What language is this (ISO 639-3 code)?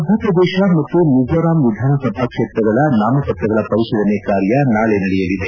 kan